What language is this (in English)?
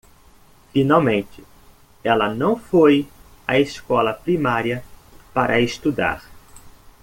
Portuguese